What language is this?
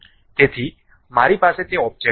Gujarati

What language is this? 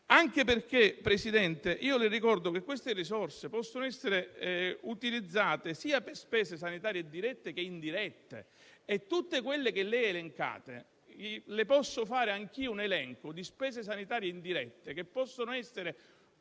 Italian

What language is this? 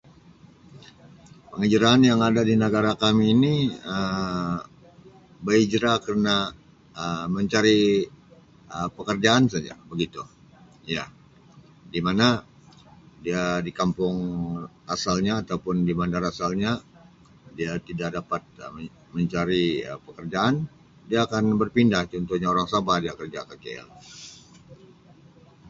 Sabah Malay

